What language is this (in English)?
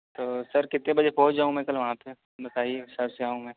Urdu